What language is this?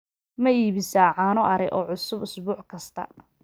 Somali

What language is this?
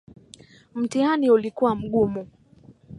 Swahili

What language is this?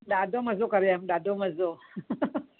Sindhi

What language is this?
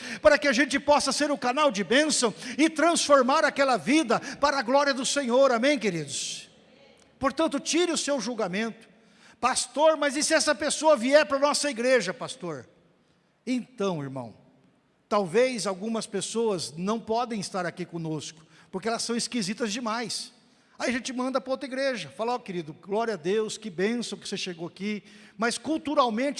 Portuguese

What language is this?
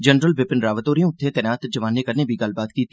Dogri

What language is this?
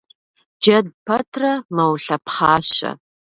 Kabardian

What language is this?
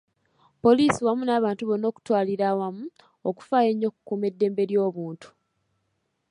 Ganda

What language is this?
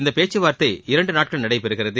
Tamil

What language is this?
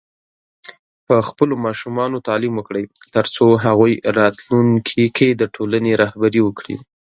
Pashto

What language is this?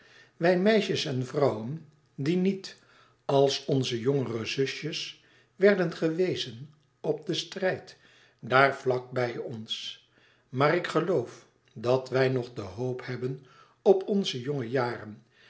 Dutch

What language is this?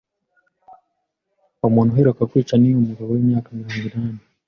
Kinyarwanda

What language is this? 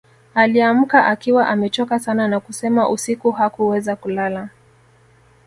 Swahili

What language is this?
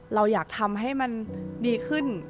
Thai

